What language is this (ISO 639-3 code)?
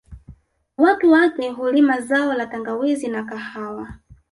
swa